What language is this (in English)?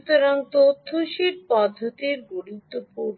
Bangla